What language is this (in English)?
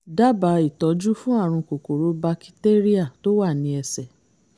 Yoruba